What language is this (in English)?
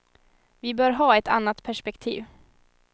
Swedish